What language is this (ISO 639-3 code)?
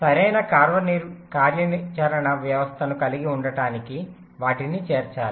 tel